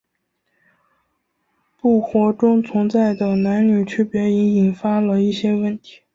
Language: Chinese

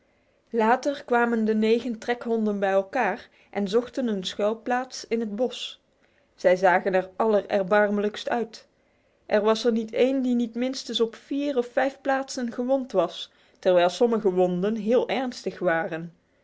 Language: Dutch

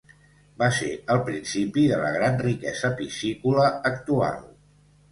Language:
Catalan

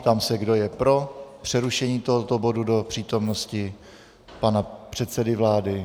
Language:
Czech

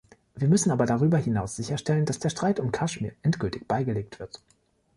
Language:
German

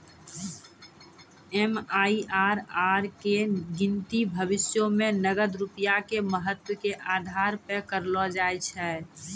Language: Maithili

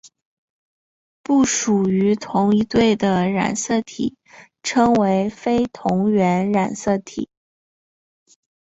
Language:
Chinese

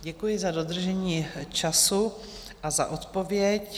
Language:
Czech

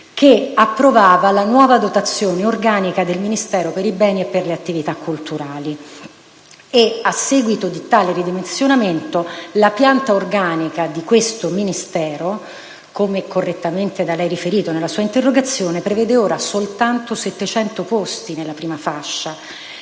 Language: Italian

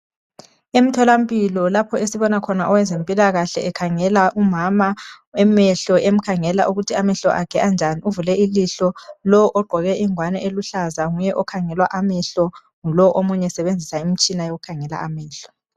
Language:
North Ndebele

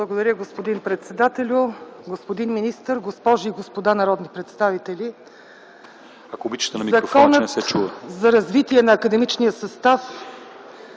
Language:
Bulgarian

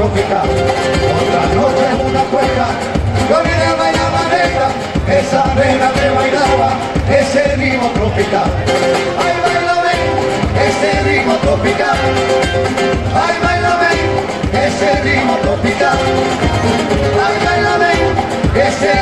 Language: Dutch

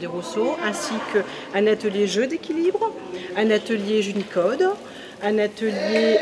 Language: French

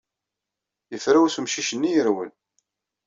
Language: Kabyle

